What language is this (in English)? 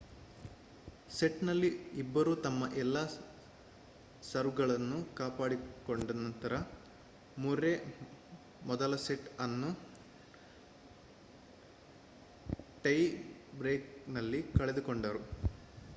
Kannada